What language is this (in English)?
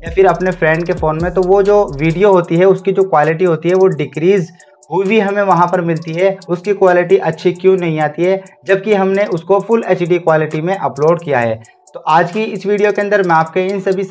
Hindi